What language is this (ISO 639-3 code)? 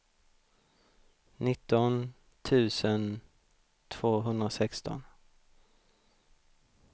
swe